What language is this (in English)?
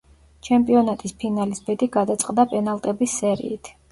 Georgian